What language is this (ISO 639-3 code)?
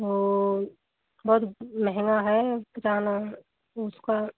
hin